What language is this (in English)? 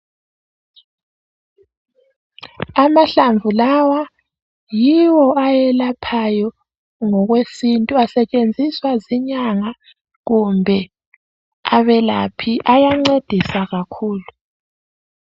North Ndebele